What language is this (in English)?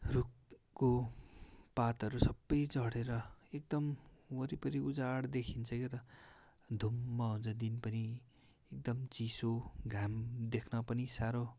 Nepali